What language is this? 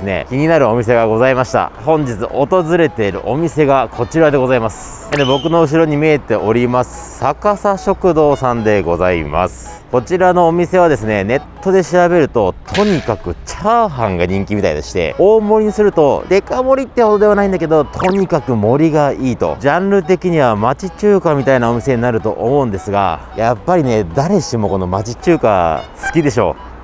Japanese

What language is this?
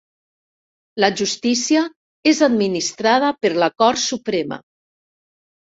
Catalan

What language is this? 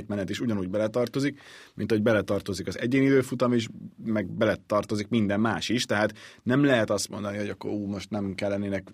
Hungarian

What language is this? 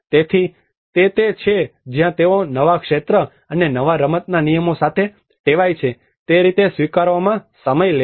Gujarati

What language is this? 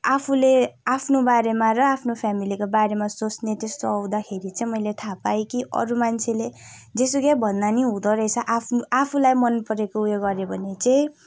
Nepali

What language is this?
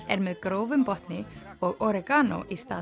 Icelandic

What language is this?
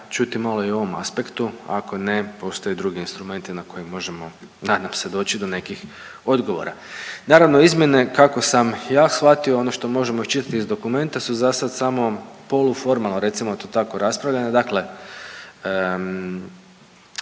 Croatian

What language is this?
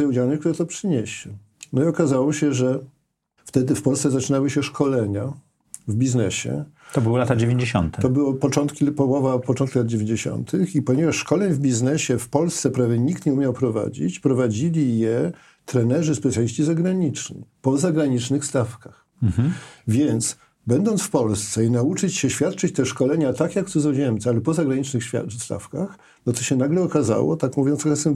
Polish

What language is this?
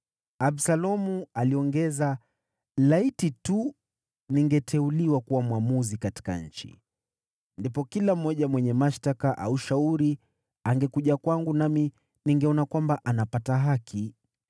Swahili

